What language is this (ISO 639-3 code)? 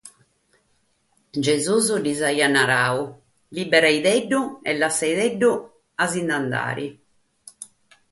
srd